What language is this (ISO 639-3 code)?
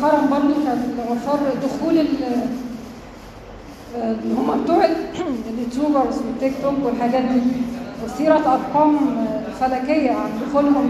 ara